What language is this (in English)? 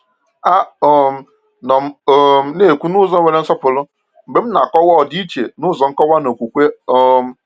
Igbo